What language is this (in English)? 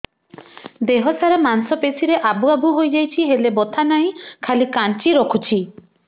Odia